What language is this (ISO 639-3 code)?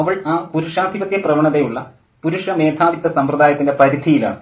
mal